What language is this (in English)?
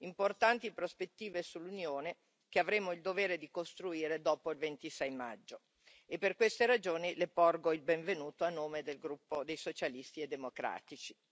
Italian